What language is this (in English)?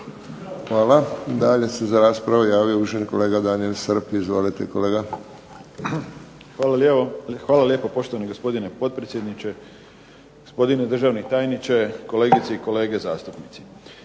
Croatian